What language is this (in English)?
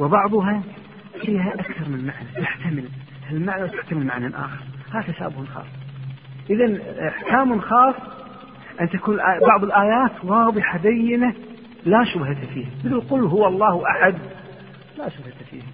Arabic